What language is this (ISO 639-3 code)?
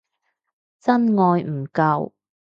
yue